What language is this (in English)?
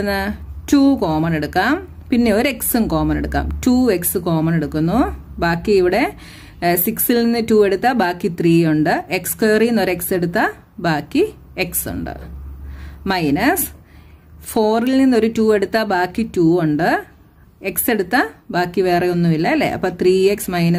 Malayalam